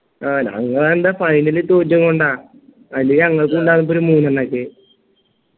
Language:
Malayalam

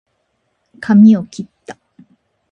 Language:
Japanese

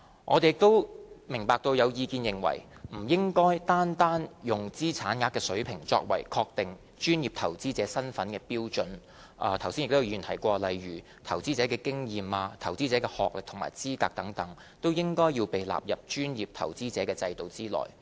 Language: Cantonese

